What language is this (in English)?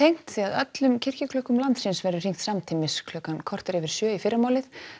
Icelandic